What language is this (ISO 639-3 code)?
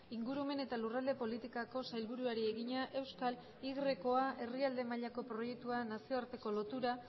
eus